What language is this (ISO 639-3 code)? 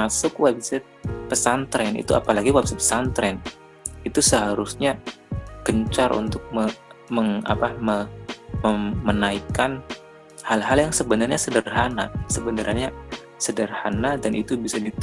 ind